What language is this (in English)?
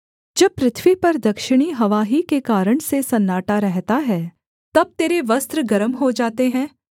Hindi